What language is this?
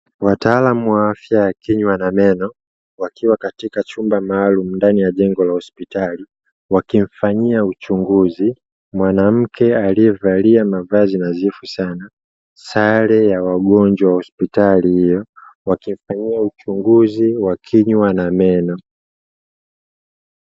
Swahili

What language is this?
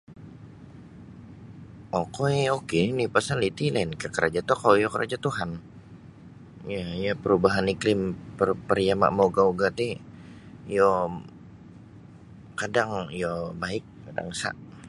Sabah Bisaya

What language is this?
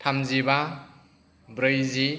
Bodo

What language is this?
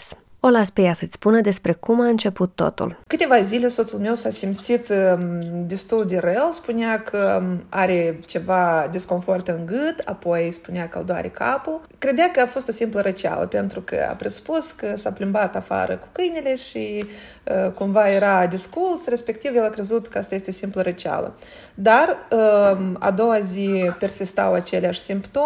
Romanian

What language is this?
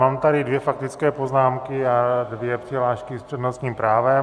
Czech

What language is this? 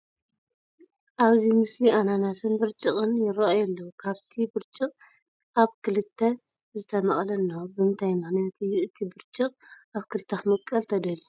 Tigrinya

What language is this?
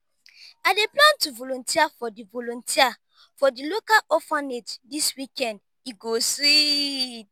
Nigerian Pidgin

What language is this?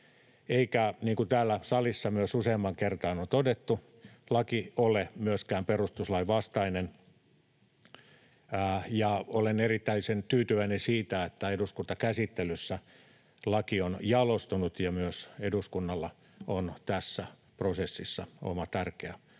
Finnish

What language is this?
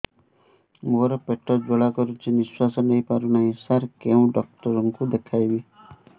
Odia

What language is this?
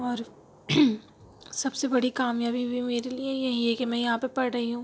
Urdu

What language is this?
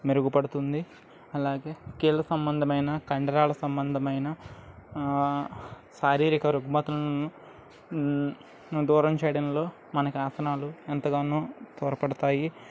Telugu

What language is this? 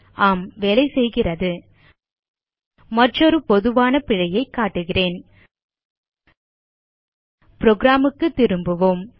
Tamil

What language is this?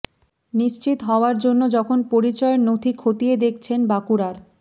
Bangla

